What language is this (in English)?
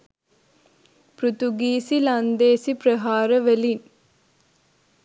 Sinhala